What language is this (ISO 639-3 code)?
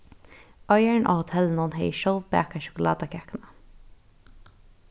fao